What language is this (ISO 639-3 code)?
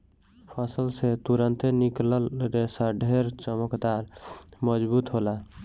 bho